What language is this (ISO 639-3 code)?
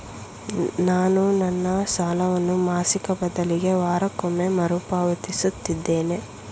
kan